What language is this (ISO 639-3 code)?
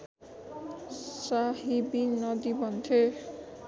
nep